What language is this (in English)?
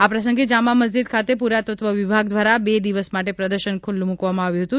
Gujarati